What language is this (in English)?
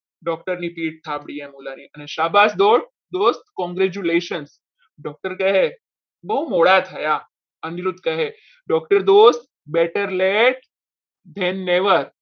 Gujarati